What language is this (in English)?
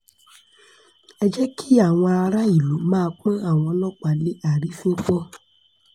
Yoruba